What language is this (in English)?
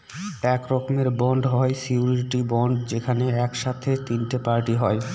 Bangla